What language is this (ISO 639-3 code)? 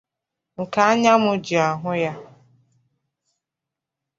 ibo